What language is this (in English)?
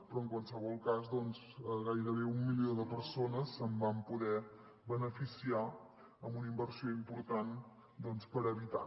Catalan